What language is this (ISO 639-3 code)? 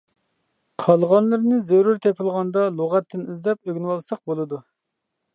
uig